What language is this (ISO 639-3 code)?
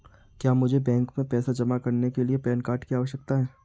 hin